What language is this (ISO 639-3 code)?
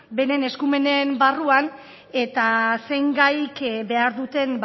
eus